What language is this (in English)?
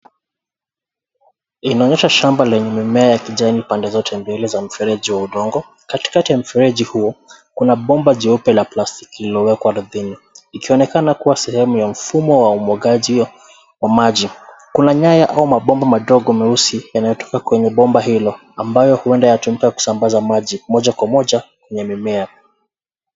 Swahili